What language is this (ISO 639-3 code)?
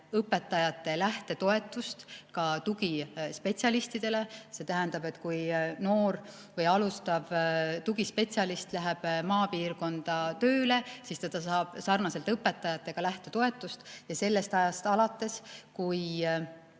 est